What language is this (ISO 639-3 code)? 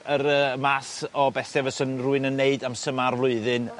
cym